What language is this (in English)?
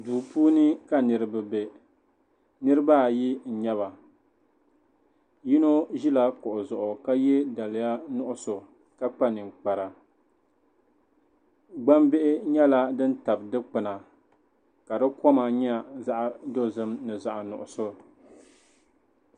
Dagbani